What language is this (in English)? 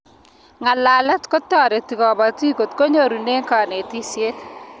Kalenjin